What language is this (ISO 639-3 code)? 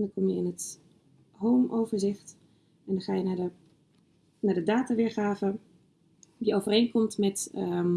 nld